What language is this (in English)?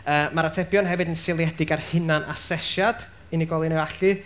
Welsh